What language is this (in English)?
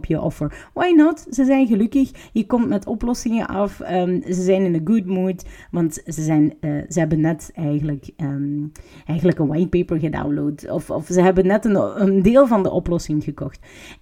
Dutch